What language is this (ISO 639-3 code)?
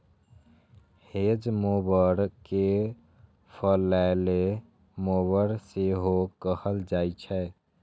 mai